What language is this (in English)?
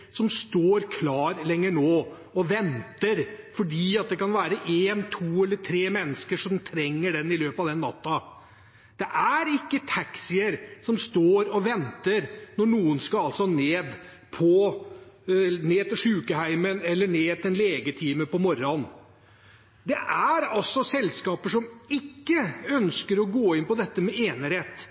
Norwegian Bokmål